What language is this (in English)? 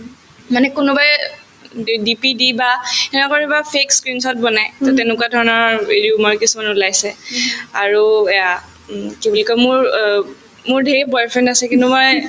Assamese